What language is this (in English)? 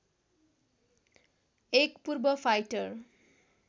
Nepali